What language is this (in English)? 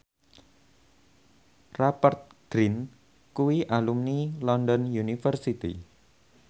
Javanese